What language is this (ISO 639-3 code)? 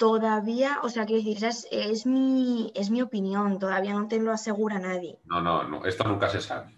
spa